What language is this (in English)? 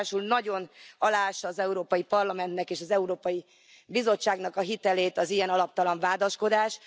Hungarian